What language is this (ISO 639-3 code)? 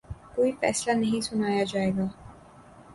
urd